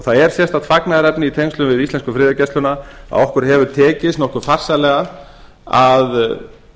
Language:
Icelandic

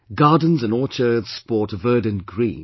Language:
English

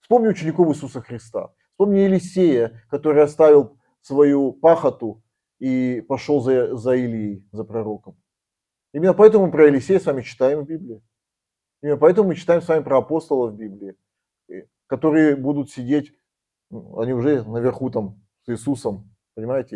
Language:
Russian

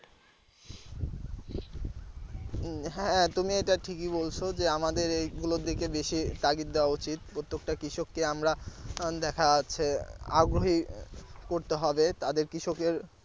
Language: Bangla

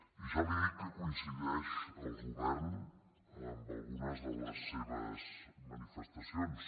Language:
Catalan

